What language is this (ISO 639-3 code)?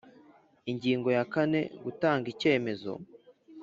kin